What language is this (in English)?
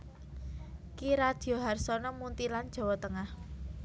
Javanese